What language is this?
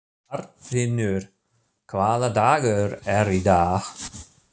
Icelandic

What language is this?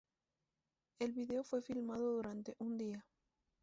Spanish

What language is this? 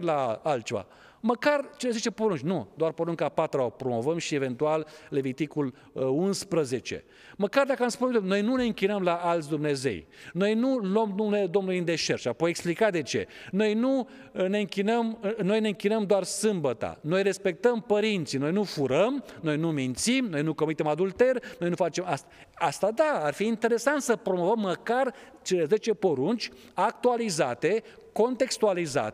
Romanian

